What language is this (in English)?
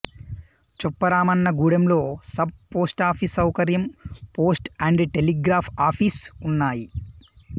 Telugu